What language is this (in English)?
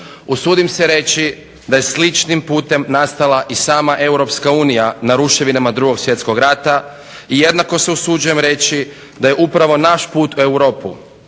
Croatian